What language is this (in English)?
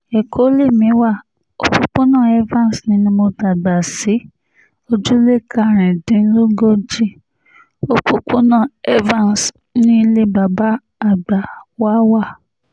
Yoruba